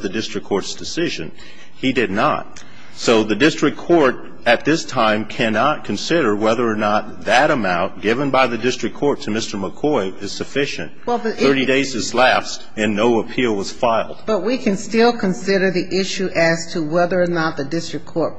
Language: English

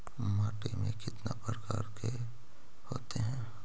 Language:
Magahi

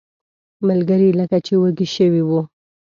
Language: Pashto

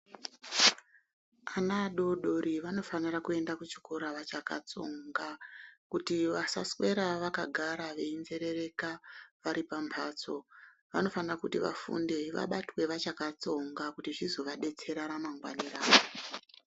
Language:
Ndau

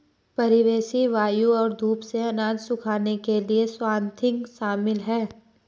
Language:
Hindi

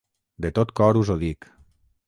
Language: Catalan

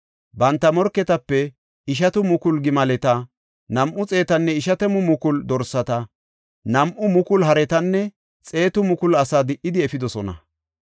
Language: Gofa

